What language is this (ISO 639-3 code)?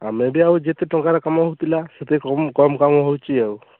ori